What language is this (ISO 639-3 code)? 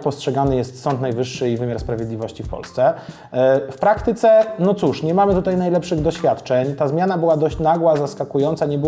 pol